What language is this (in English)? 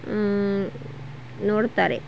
Kannada